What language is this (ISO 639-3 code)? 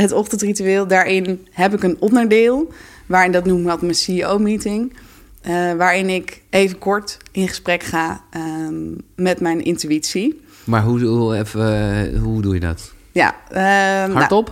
nld